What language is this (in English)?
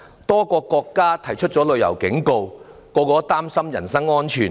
Cantonese